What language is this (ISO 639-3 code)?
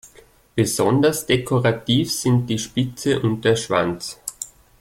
deu